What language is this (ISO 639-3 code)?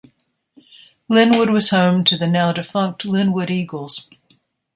eng